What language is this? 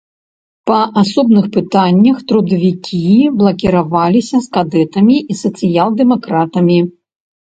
Belarusian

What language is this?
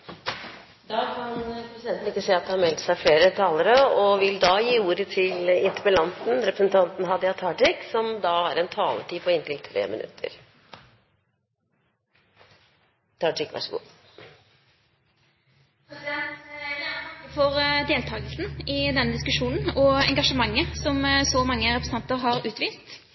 Norwegian Bokmål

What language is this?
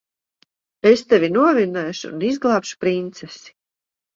Latvian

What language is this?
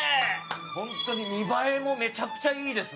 Japanese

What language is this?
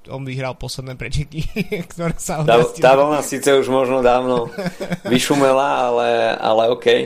Slovak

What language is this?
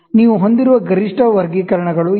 Kannada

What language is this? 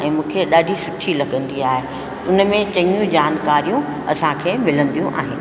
Sindhi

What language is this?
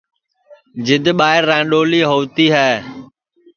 Sansi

